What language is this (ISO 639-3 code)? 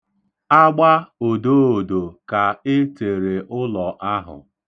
ibo